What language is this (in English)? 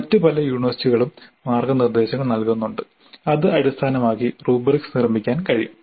Malayalam